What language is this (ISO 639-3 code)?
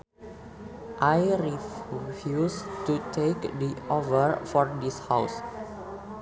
sun